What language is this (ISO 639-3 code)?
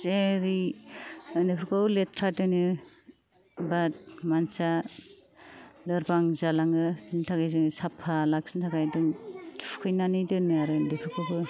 brx